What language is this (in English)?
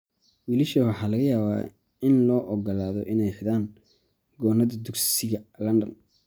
Somali